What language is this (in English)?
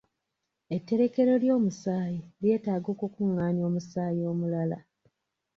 Ganda